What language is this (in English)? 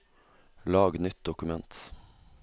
Norwegian